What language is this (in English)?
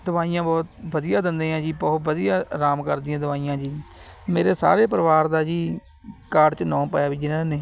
Punjabi